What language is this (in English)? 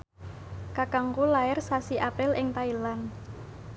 Javanese